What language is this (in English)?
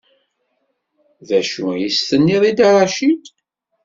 Kabyle